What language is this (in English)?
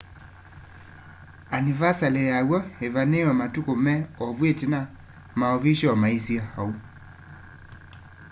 Kamba